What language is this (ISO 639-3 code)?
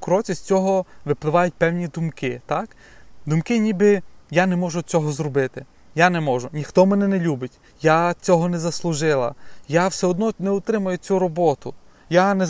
ukr